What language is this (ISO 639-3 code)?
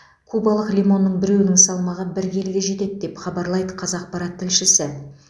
kaz